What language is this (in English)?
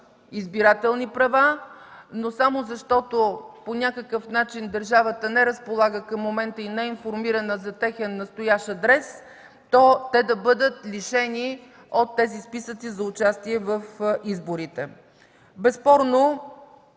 Bulgarian